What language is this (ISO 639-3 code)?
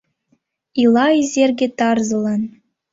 chm